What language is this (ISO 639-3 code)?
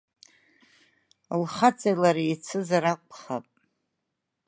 abk